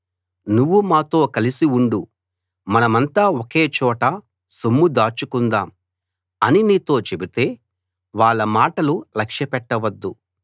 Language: Telugu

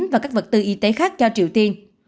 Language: Vietnamese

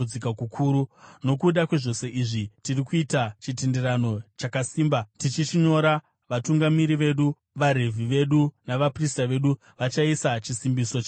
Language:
Shona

